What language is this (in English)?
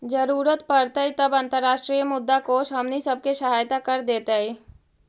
Magahi